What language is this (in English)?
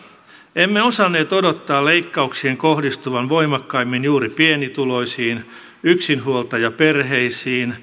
Finnish